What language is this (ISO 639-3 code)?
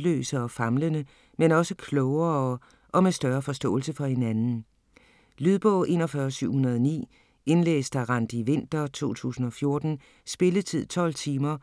dan